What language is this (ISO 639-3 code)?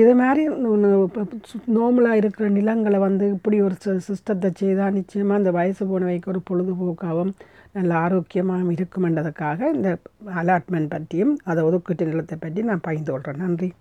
tam